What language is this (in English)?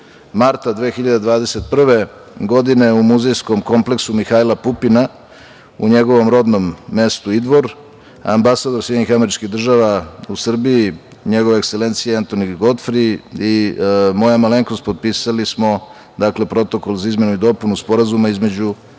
Serbian